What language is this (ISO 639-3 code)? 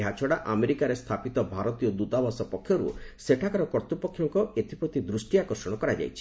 ori